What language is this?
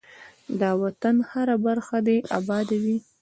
Pashto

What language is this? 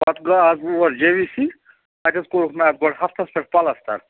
Kashmiri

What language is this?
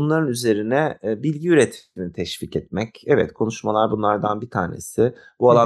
Turkish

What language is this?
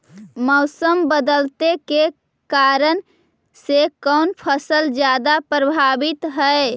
Magahi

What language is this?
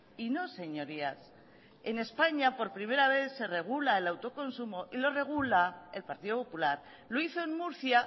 Spanish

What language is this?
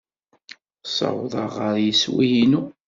Kabyle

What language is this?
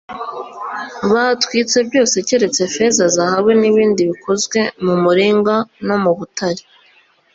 Kinyarwanda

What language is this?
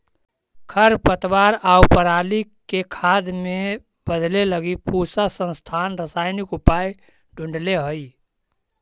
Magahi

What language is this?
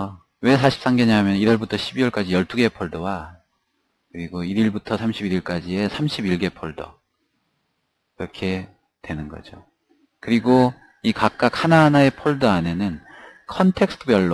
Korean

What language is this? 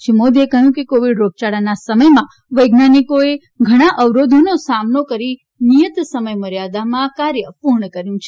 Gujarati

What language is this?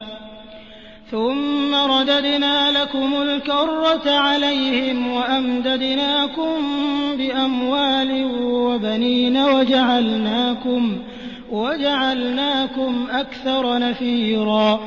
Arabic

